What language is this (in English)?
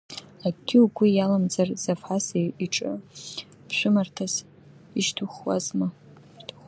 Abkhazian